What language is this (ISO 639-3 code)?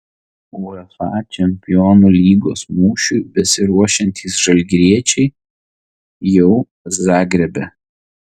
lit